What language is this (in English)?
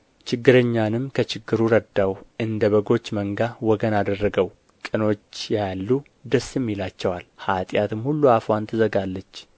Amharic